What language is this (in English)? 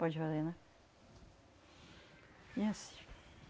Portuguese